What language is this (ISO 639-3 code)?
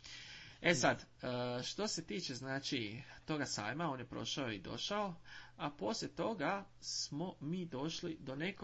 hrv